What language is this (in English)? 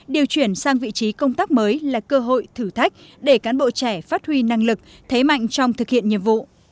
Vietnamese